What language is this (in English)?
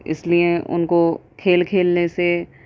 Urdu